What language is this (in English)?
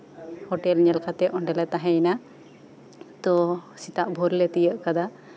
Santali